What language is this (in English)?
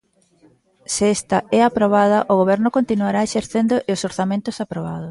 Galician